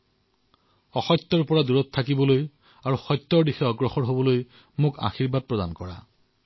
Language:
Assamese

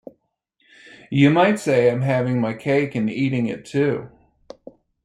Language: English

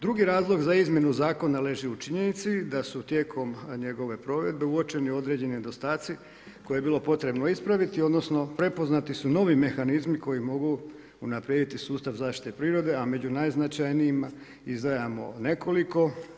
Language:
Croatian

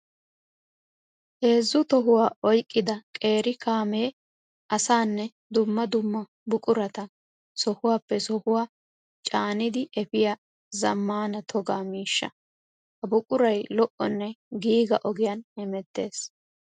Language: Wolaytta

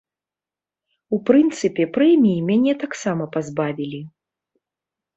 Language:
Belarusian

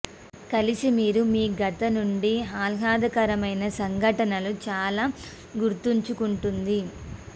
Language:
Telugu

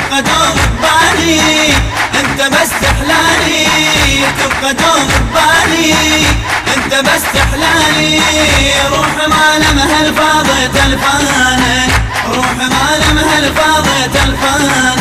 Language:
Arabic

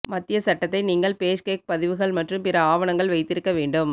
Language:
Tamil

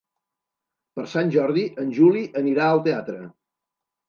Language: Catalan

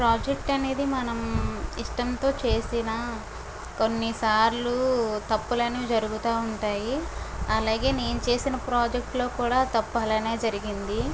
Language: Telugu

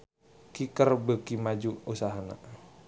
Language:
Sundanese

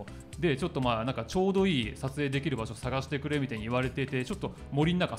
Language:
Japanese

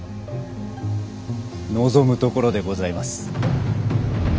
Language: Japanese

